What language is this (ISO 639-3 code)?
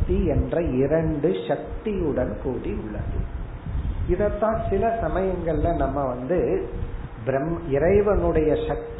tam